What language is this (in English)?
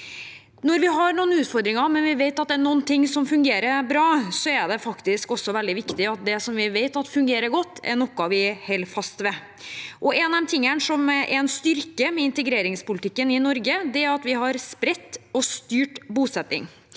Norwegian